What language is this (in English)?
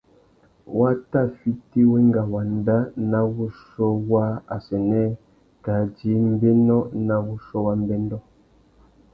Tuki